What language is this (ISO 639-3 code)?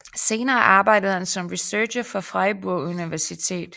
dan